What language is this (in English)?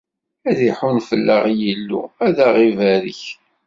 Kabyle